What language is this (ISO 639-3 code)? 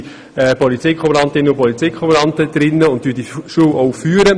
gsw